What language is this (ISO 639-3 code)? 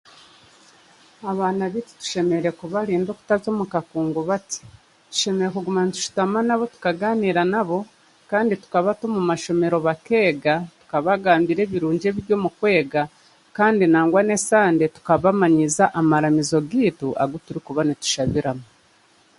cgg